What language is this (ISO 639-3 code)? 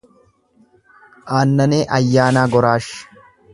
orm